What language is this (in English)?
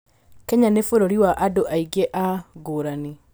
Kikuyu